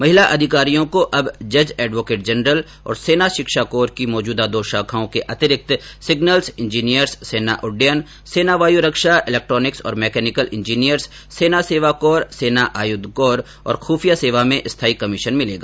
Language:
Hindi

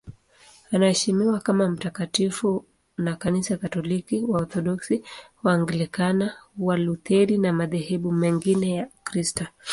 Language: Swahili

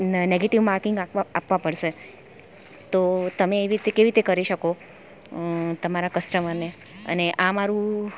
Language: Gujarati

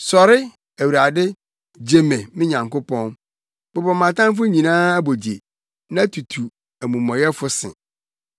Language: Akan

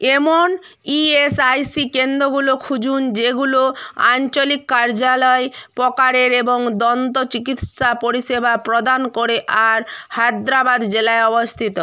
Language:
Bangla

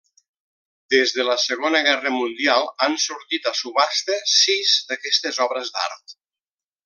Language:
Catalan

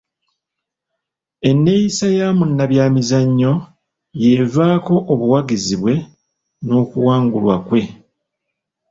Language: Ganda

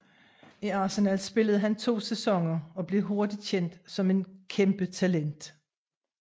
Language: Danish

